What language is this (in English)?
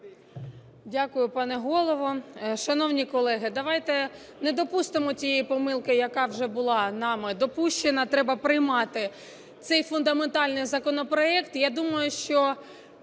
Ukrainian